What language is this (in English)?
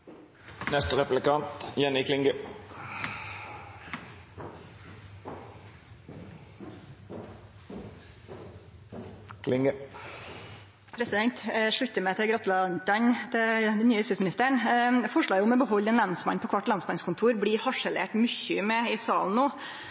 Norwegian Nynorsk